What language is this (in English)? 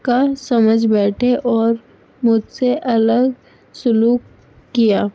Urdu